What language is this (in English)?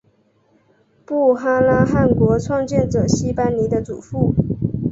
Chinese